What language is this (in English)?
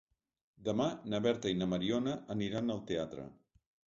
Catalan